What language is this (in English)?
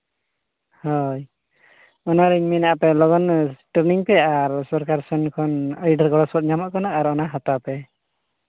Santali